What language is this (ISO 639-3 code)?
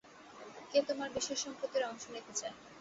ben